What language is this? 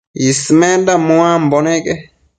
Matsés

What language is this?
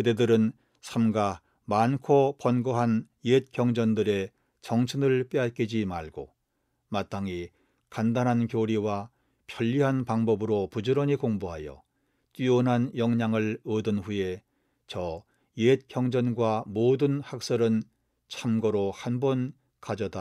Korean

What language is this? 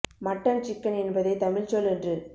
Tamil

